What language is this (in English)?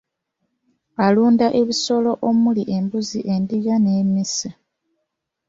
Ganda